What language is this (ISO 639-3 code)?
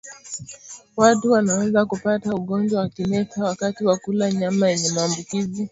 swa